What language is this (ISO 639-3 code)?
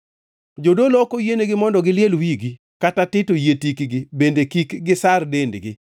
luo